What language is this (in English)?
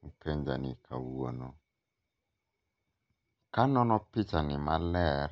Luo (Kenya and Tanzania)